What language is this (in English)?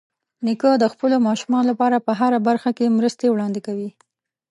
Pashto